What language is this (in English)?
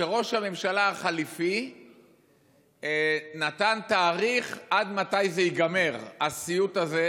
Hebrew